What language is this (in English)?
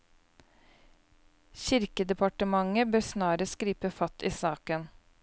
Norwegian